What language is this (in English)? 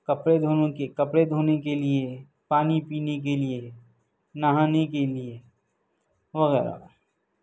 Urdu